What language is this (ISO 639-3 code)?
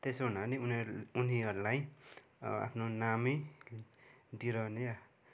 nep